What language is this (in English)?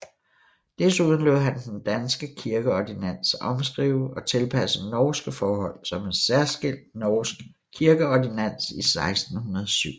Danish